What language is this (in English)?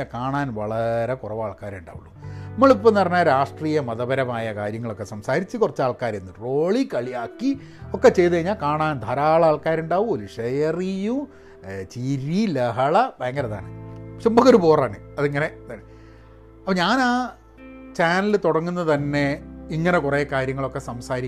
Malayalam